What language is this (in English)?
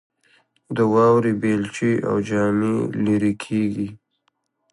Pashto